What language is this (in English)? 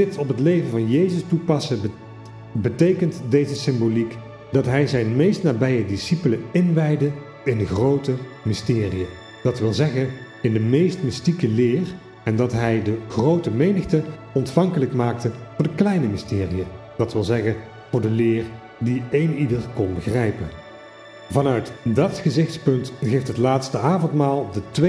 Dutch